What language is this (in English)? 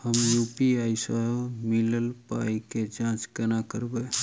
Maithili